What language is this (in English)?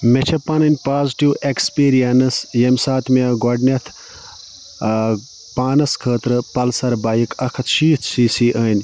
Kashmiri